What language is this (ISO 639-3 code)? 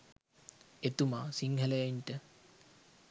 sin